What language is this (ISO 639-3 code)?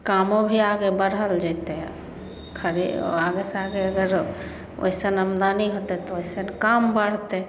mai